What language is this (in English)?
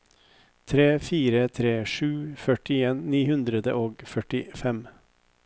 Norwegian